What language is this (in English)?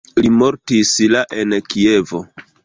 Esperanto